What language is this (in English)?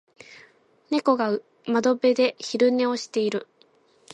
Japanese